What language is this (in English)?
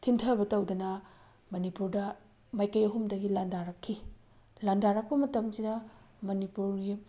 Manipuri